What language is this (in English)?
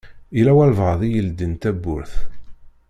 Kabyle